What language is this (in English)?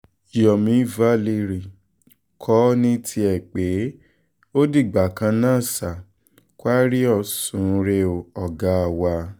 Yoruba